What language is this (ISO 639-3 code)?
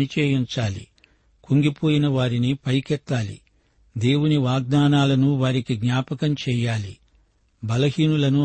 tel